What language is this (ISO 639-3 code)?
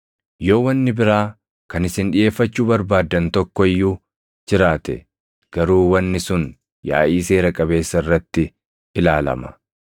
orm